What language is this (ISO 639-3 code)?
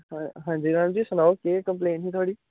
doi